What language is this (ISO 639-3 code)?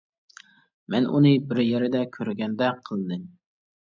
uig